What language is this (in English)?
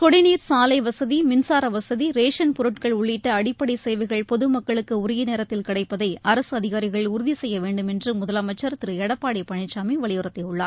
Tamil